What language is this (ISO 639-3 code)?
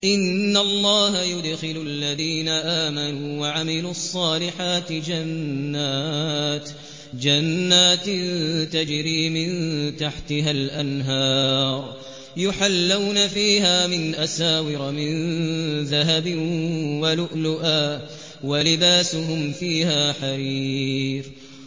ara